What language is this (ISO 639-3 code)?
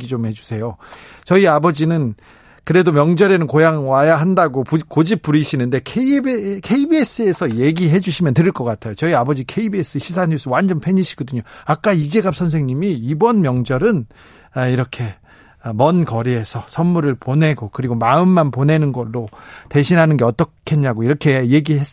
kor